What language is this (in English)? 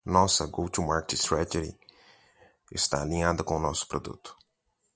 Portuguese